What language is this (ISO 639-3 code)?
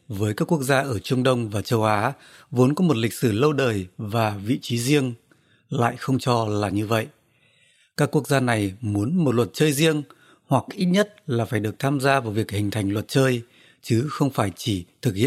vie